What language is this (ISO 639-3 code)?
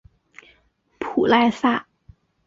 zho